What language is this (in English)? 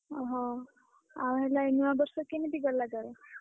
Odia